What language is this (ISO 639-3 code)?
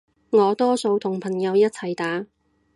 yue